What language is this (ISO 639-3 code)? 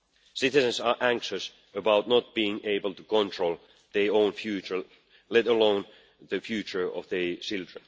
eng